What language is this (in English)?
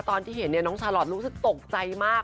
Thai